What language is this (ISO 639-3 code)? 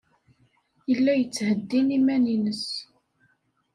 kab